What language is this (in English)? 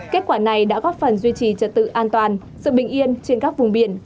Vietnamese